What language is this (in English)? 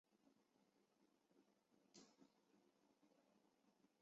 Chinese